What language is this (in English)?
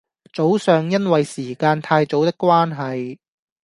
Cantonese